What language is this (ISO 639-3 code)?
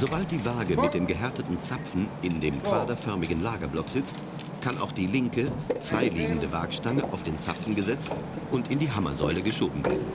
deu